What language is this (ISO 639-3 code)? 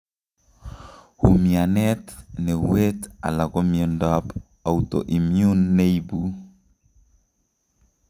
kln